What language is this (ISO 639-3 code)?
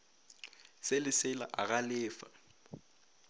nso